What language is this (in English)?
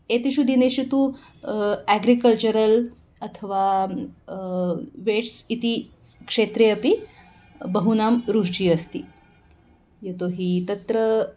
Sanskrit